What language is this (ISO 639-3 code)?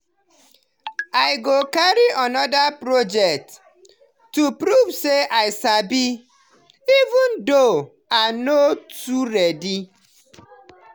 pcm